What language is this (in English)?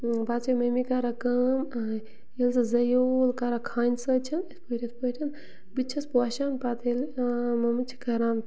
Kashmiri